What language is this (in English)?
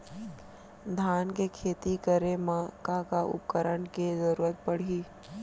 Chhattisgarhi